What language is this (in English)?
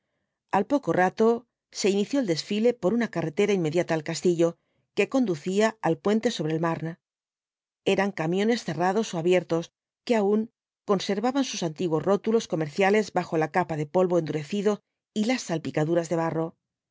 Spanish